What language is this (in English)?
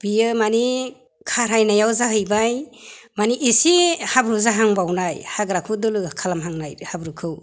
Bodo